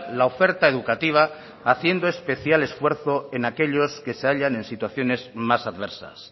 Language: Spanish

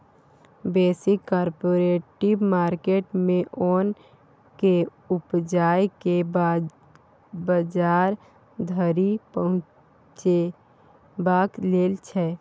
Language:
Maithili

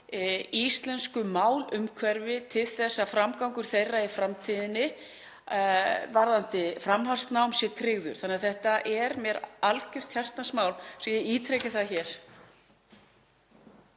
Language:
Icelandic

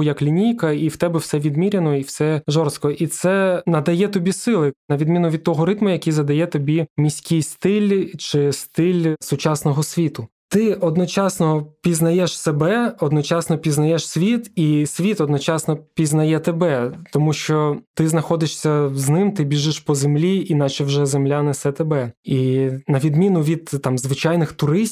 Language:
Ukrainian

